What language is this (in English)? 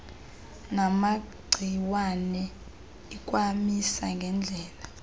Xhosa